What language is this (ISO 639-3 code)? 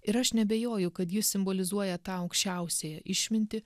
lit